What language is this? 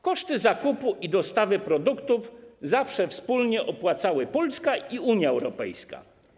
Polish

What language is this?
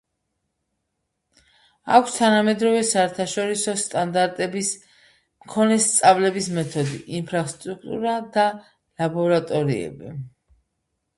Georgian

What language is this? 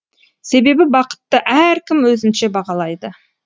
Kazakh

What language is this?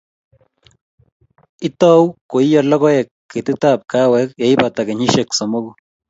Kalenjin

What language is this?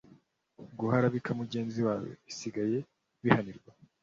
Kinyarwanda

